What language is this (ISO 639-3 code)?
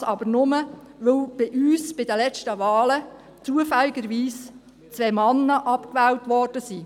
gsw